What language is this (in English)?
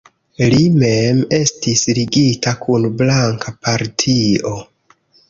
Esperanto